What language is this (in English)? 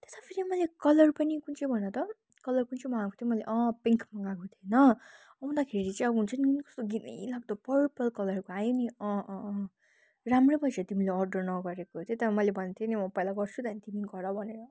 Nepali